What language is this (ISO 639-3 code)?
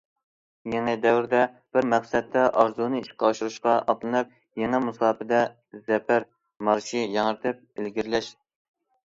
uig